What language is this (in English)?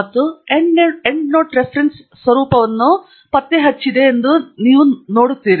Kannada